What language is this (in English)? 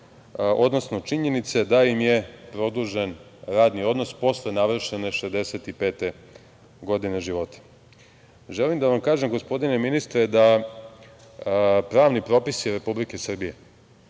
Serbian